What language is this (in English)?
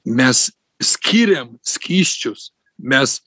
Lithuanian